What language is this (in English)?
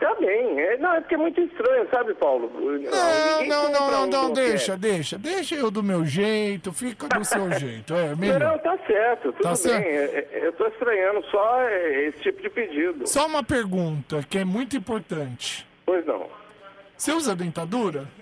Portuguese